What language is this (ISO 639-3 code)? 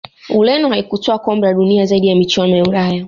swa